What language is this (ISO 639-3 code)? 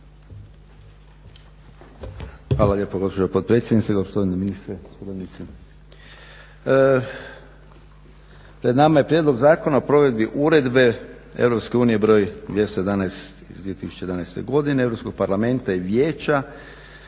hrv